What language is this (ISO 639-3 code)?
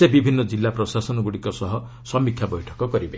ori